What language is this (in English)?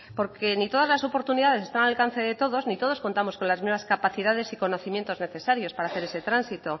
Spanish